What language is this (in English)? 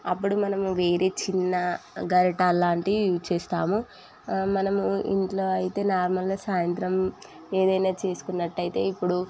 Telugu